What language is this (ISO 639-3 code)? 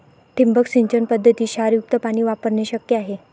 mar